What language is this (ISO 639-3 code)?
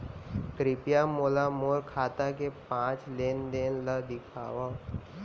hne